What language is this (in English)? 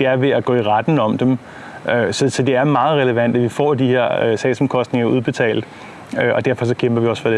Danish